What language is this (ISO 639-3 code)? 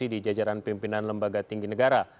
ind